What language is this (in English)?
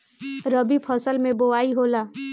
Bhojpuri